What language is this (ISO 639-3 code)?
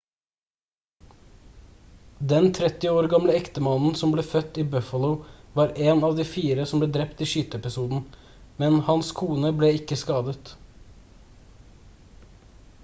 nob